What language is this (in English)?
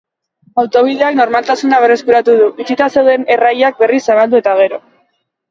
Basque